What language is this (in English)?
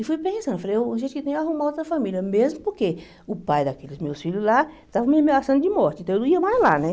Portuguese